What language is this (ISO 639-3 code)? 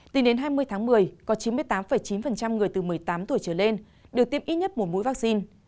vie